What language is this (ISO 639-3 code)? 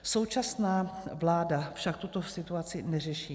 ces